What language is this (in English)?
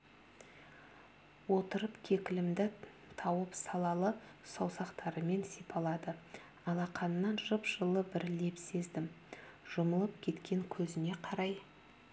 Kazakh